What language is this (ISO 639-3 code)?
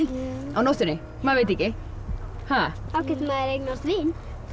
isl